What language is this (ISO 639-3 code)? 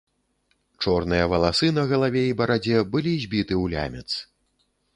bel